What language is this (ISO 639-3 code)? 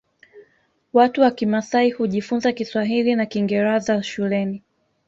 swa